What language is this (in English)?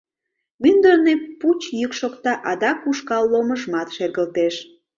Mari